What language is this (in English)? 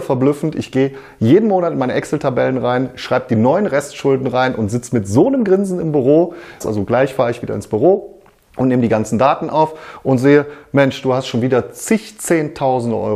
German